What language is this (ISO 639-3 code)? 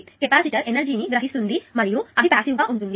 tel